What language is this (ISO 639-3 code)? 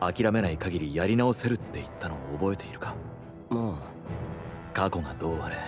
jpn